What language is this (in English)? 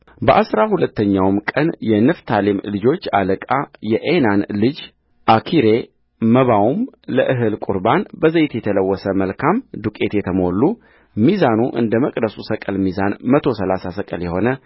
Amharic